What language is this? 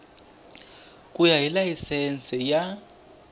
Tsonga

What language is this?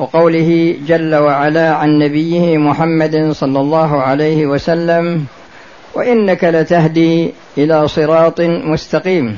Arabic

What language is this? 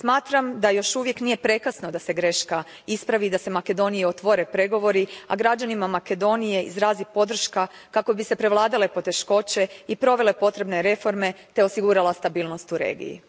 Croatian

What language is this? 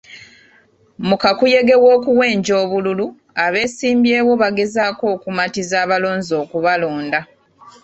Ganda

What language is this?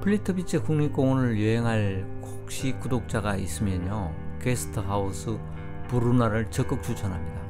Korean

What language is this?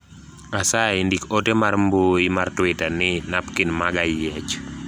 Luo (Kenya and Tanzania)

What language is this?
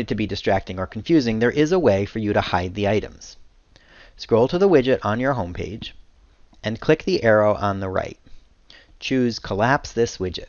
English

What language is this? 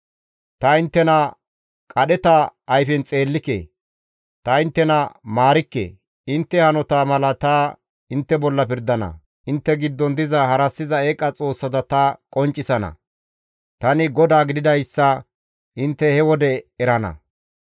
Gamo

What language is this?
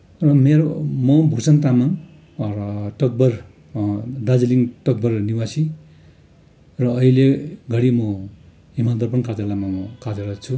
Nepali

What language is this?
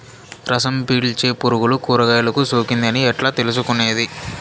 Telugu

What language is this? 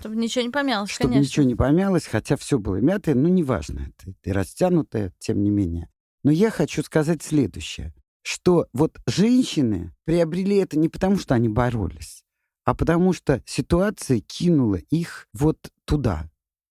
Russian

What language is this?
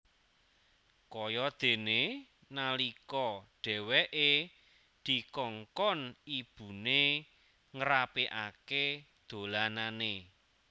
Javanese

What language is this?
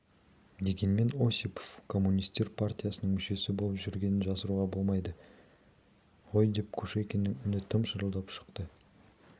Kazakh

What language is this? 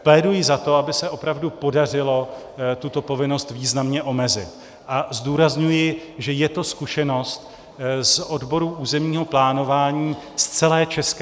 Czech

